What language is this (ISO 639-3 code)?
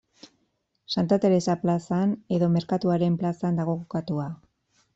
eus